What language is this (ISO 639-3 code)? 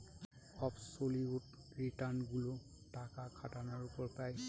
ben